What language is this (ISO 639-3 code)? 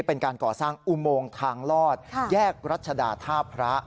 tha